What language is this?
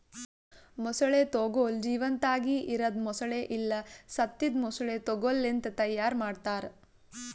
Kannada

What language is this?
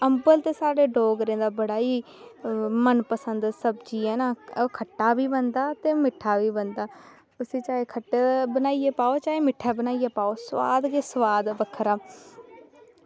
Dogri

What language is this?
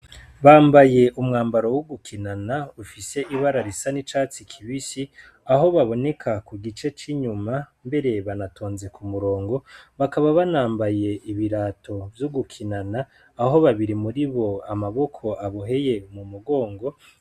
Rundi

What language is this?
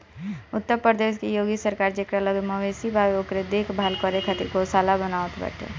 Bhojpuri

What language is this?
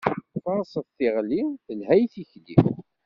Kabyle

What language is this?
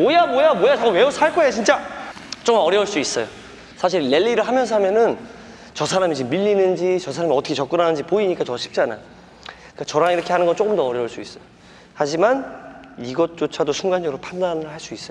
Korean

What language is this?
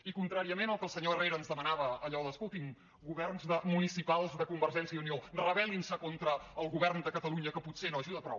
Catalan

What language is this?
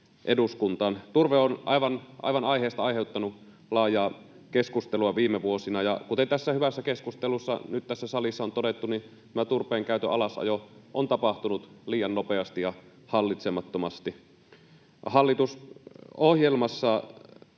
Finnish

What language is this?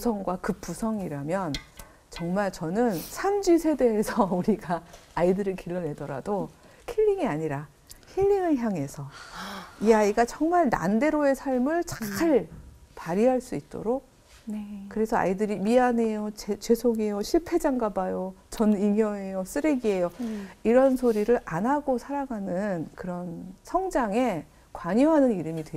Korean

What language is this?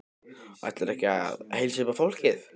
Icelandic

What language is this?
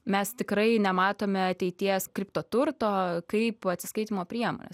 Lithuanian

